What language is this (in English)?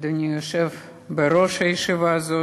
Hebrew